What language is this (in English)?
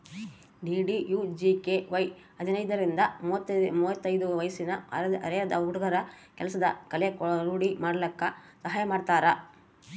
Kannada